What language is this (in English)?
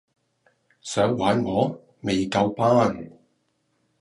Cantonese